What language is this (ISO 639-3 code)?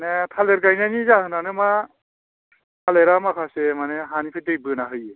brx